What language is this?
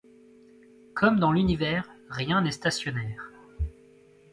French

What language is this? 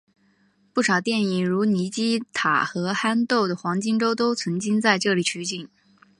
Chinese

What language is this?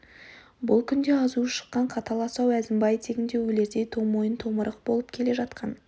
Kazakh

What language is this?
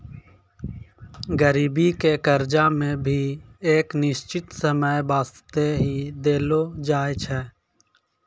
Maithili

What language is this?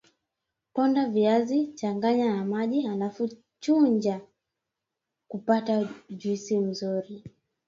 Swahili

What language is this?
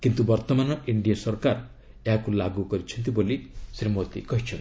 Odia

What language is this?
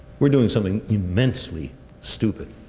English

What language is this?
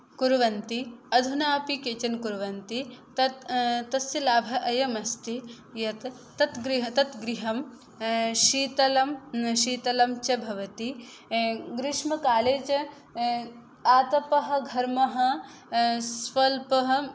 Sanskrit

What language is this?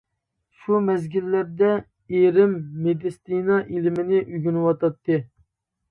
Uyghur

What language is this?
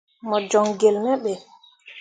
Mundang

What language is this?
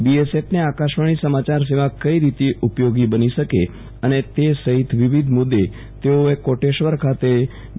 Gujarati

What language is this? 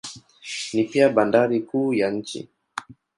Swahili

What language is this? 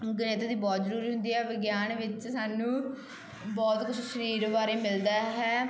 Punjabi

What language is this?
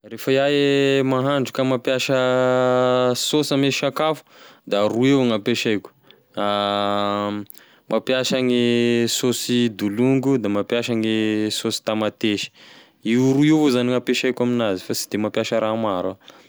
Tesaka Malagasy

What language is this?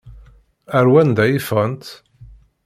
Kabyle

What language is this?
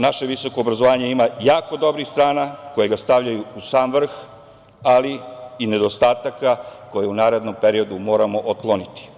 Serbian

